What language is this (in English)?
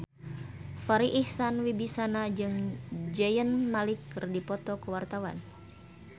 Sundanese